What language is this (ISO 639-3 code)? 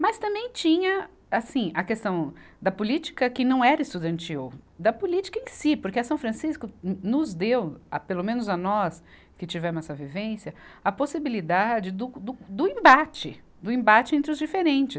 por